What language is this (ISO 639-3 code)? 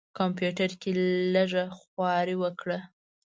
pus